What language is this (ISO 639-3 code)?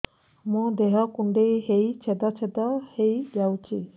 ori